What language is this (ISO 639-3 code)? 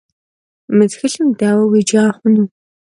kbd